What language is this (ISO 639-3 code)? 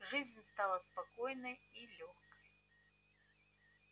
rus